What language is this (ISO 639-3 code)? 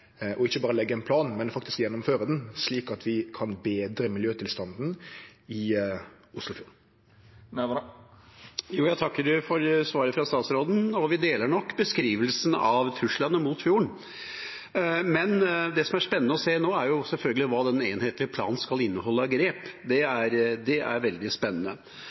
nor